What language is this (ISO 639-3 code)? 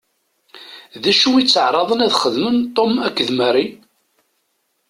kab